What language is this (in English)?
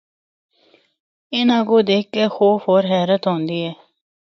Northern Hindko